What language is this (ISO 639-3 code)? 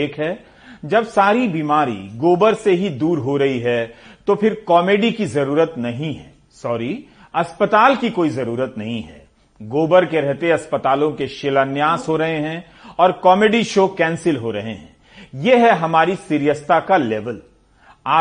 hin